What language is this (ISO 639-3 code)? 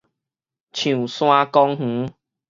nan